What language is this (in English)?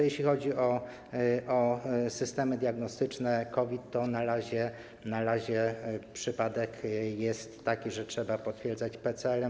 Polish